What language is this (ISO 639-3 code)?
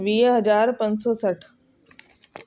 snd